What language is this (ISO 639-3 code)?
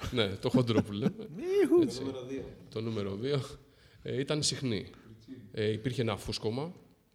ell